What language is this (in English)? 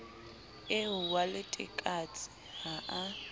Southern Sotho